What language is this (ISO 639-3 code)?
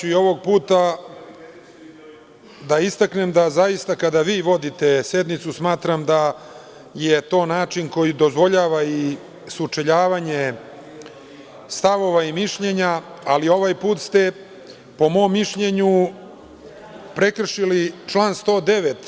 srp